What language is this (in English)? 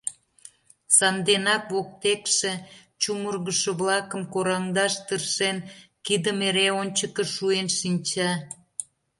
Mari